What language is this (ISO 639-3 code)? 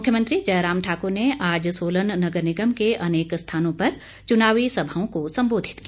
hin